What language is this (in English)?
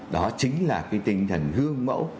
Vietnamese